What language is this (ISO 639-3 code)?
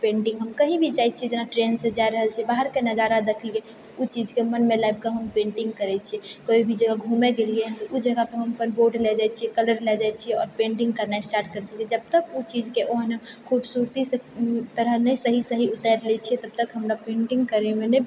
mai